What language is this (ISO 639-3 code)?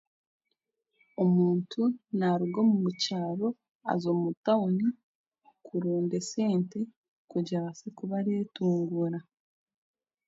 cgg